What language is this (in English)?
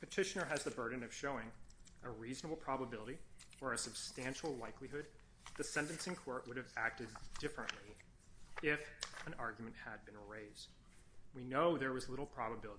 English